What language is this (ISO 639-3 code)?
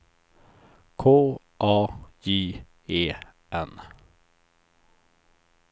swe